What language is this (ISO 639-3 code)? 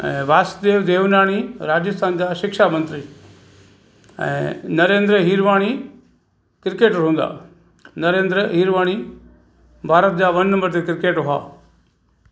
snd